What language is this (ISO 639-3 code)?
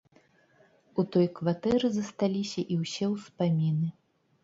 bel